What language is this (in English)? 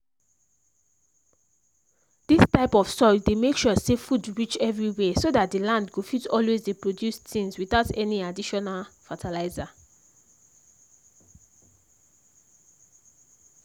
Nigerian Pidgin